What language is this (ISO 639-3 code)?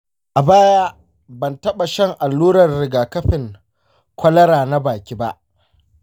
hau